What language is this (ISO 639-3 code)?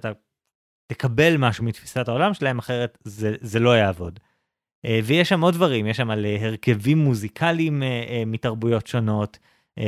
heb